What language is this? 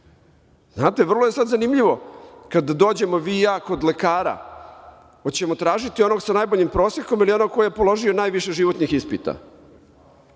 Serbian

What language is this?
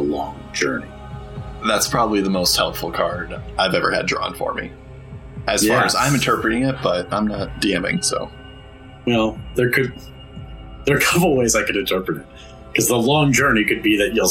English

